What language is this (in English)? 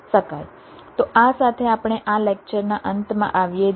Gujarati